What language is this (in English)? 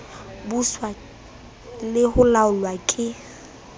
Southern Sotho